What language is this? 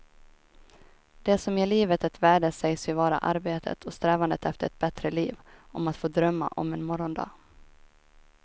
Swedish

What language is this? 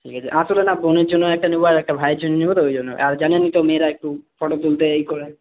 Bangla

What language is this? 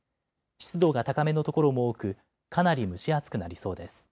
Japanese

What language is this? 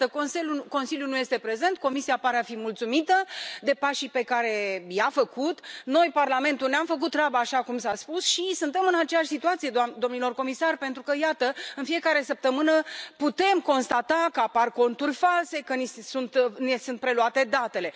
Romanian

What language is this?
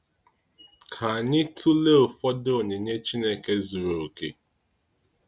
Igbo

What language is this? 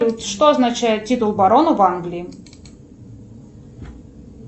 Russian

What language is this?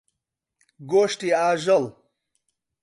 Central Kurdish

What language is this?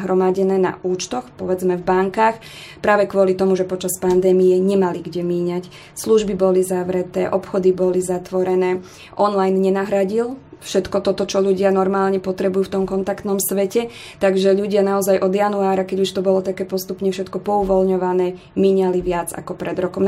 Slovak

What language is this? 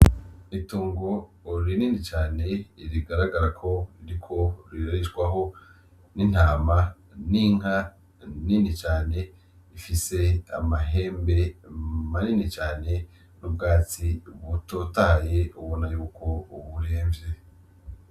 Rundi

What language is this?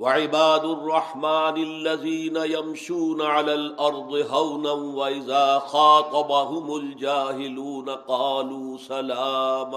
Urdu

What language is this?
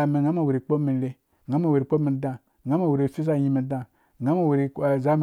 Dũya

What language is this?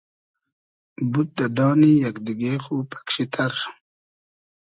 Hazaragi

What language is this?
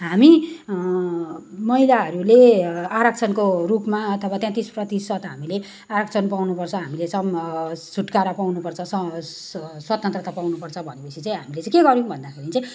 Nepali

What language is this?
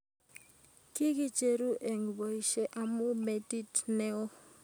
Kalenjin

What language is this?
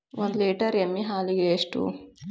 Kannada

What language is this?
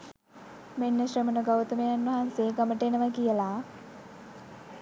Sinhala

